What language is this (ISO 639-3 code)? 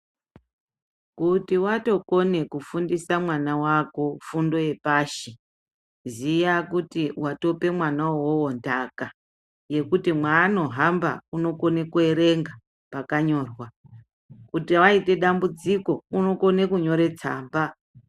ndc